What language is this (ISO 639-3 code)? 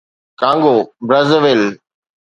snd